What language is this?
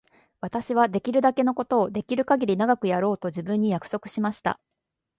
Japanese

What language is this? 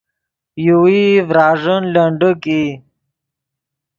Yidgha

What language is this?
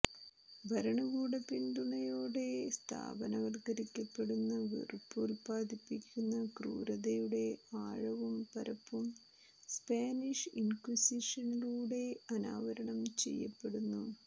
Malayalam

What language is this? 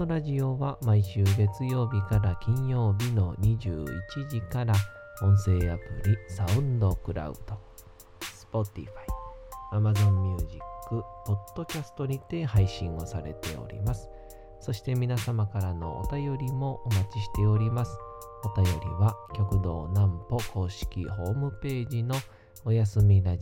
Japanese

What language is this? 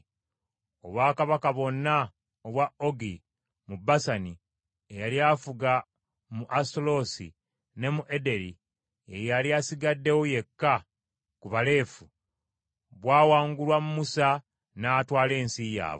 Ganda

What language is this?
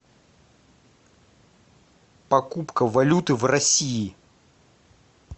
Russian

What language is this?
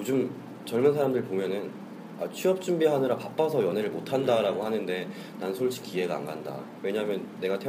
Korean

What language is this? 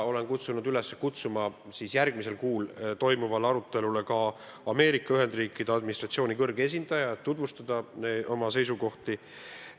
Estonian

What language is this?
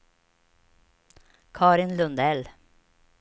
Swedish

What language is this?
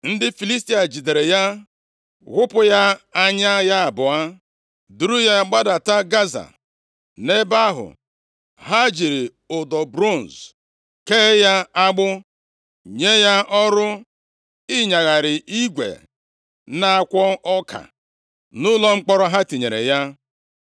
Igbo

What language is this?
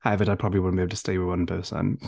Welsh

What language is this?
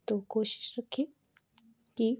Urdu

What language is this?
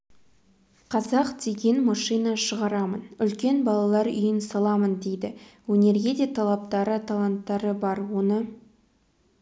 Kazakh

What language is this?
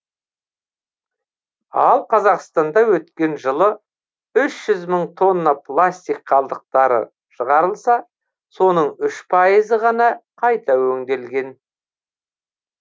Kazakh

